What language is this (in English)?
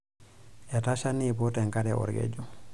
Masai